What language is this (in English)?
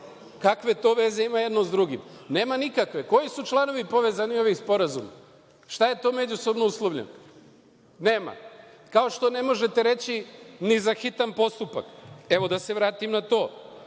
Serbian